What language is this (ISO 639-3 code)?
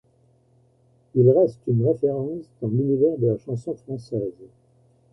fra